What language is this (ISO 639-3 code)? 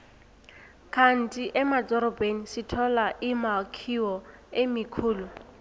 nbl